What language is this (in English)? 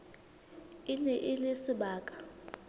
Southern Sotho